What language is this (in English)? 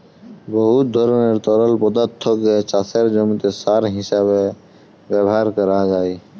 Bangla